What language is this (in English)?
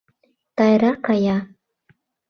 Mari